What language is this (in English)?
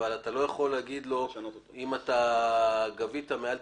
Hebrew